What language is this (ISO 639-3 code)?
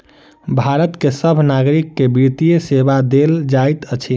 mai